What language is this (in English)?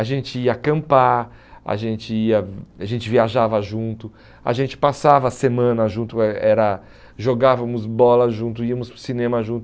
Portuguese